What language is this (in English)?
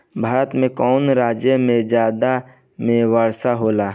Bhojpuri